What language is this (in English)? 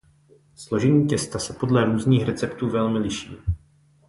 Czech